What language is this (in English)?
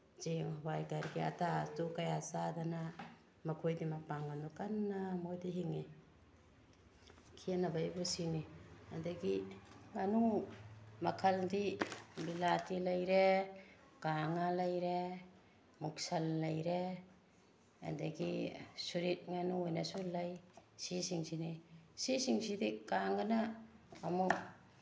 Manipuri